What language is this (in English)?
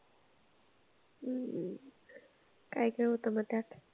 Marathi